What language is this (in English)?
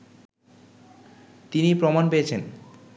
Bangla